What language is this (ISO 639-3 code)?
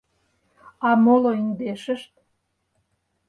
chm